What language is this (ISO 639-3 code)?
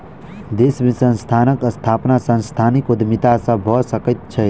mai